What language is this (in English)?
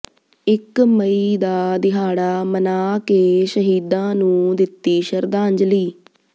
Punjabi